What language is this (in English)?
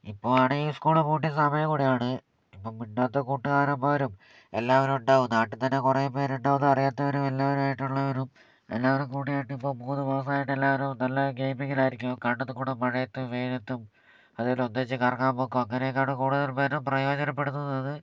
Malayalam